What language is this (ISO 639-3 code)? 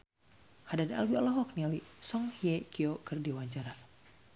sun